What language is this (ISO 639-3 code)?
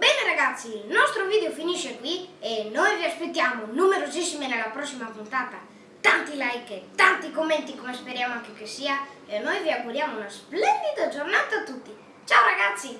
ita